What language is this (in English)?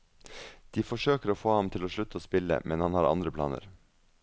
Norwegian